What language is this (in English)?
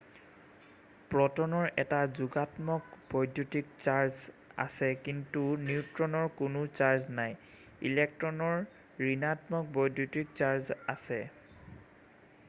Assamese